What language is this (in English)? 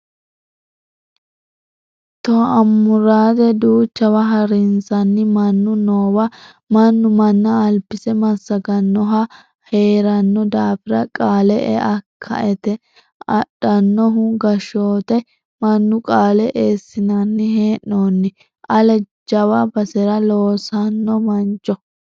Sidamo